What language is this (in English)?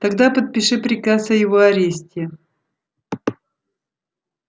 Russian